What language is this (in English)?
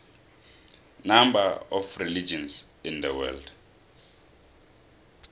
South Ndebele